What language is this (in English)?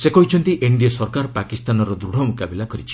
Odia